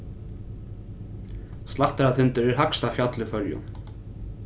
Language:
Faroese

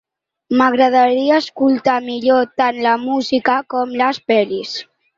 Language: Catalan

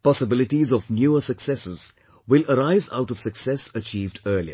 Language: English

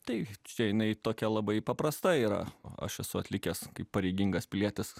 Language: Lithuanian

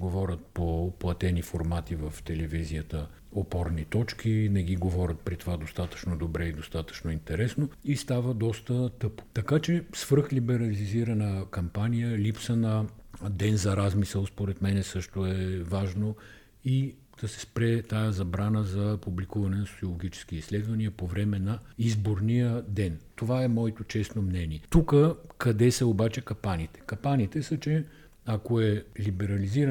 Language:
Bulgarian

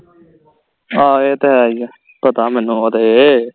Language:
Punjabi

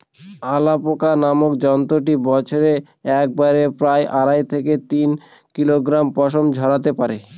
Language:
Bangla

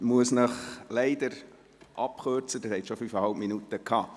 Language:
Swiss German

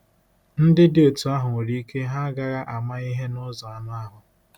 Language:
Igbo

